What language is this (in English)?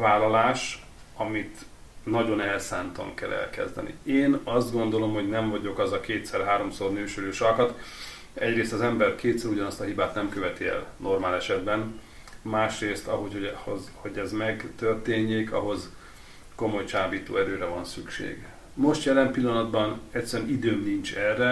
Hungarian